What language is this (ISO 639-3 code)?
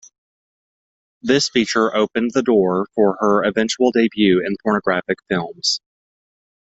eng